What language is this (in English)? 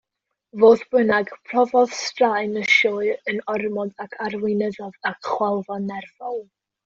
Welsh